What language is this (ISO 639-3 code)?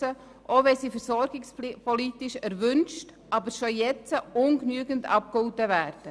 gsw